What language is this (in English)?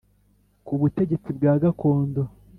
Kinyarwanda